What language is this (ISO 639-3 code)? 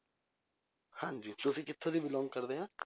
pan